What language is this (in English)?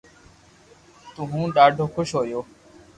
Loarki